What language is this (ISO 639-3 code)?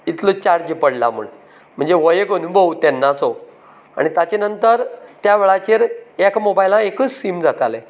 kok